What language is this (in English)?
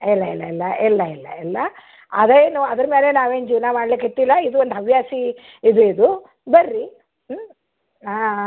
Kannada